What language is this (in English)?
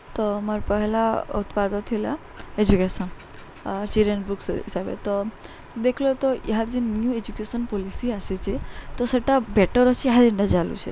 Odia